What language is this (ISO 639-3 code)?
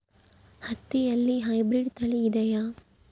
kan